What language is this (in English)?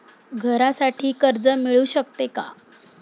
Marathi